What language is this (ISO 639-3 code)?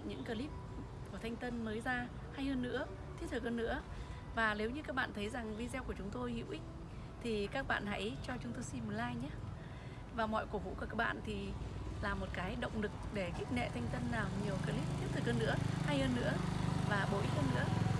vie